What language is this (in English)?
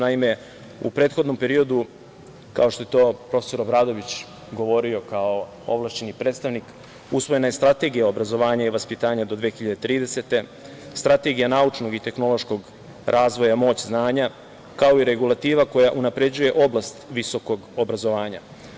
Serbian